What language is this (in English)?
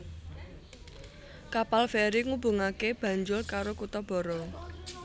Javanese